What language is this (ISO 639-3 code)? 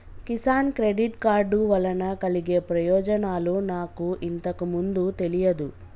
tel